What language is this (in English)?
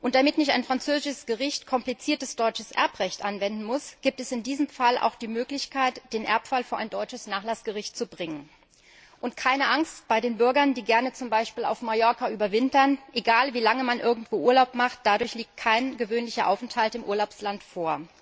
German